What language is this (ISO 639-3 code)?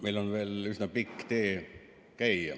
est